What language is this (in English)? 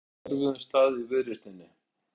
Icelandic